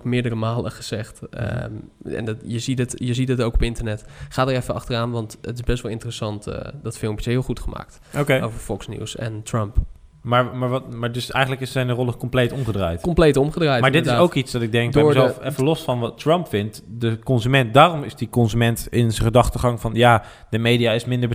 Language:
Dutch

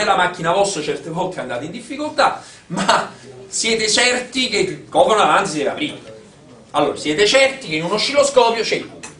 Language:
Italian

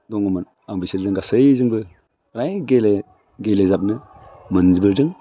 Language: Bodo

